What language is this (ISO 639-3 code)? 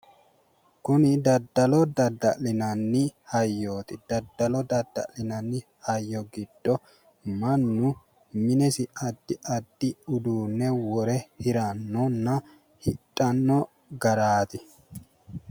sid